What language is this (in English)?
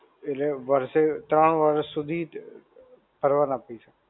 Gujarati